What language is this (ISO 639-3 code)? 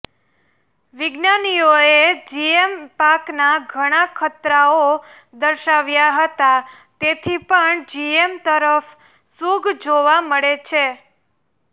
guj